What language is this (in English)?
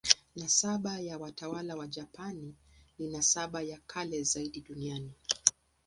Swahili